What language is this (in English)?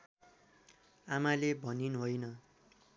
Nepali